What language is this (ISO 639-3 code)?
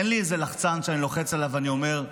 heb